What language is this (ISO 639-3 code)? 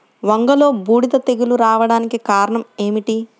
tel